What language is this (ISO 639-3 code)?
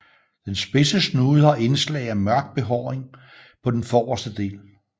dan